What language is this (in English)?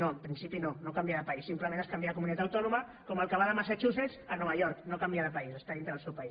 Catalan